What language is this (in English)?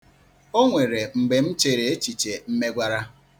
Igbo